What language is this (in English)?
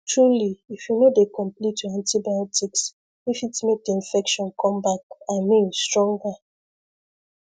Nigerian Pidgin